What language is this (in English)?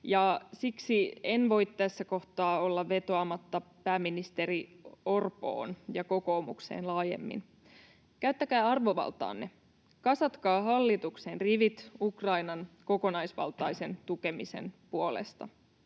Finnish